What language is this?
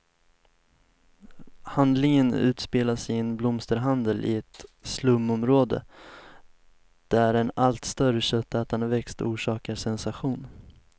Swedish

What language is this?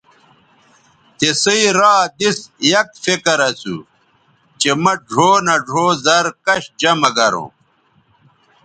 Bateri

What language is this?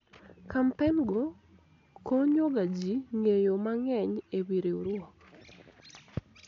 Luo (Kenya and Tanzania)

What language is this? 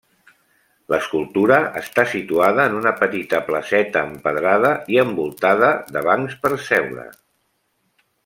Catalan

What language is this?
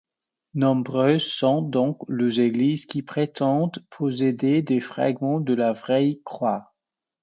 French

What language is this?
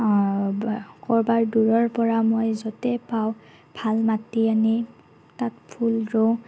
Assamese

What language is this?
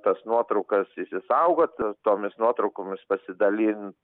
Lithuanian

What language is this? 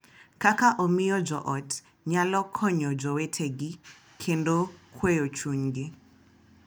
Luo (Kenya and Tanzania)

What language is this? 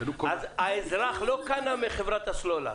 Hebrew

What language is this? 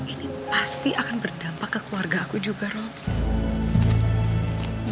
Indonesian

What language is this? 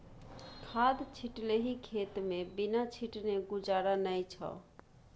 Maithili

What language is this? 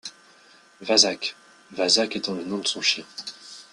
French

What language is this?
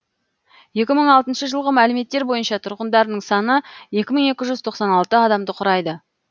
Kazakh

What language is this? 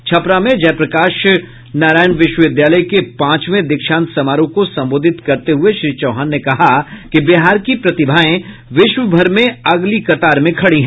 Hindi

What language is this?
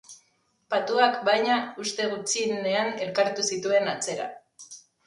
Basque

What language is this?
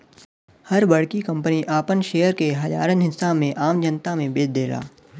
Bhojpuri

